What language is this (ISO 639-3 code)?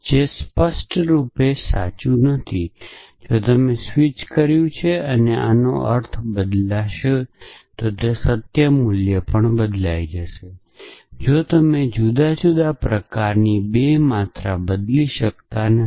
guj